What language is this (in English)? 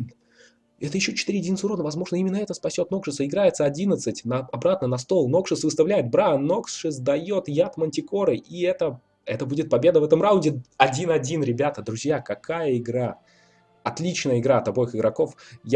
Russian